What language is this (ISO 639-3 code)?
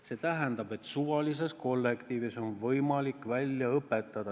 est